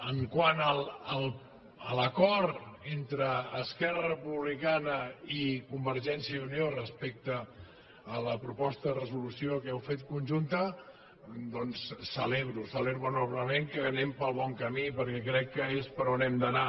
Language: Catalan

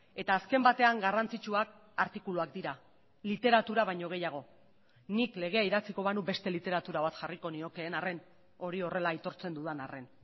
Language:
Basque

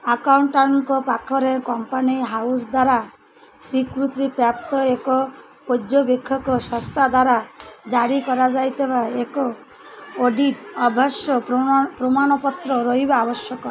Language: Odia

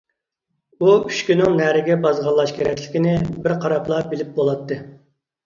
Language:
Uyghur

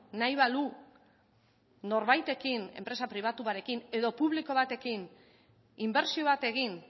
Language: Basque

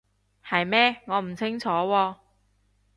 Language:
Cantonese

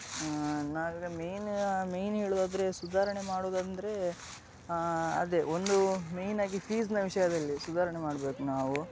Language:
Kannada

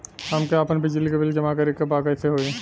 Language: Bhojpuri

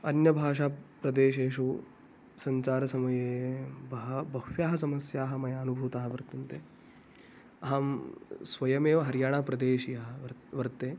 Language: Sanskrit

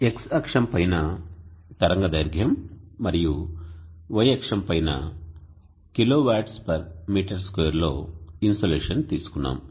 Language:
Telugu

